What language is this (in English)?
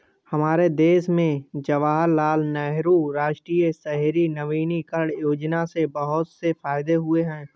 Hindi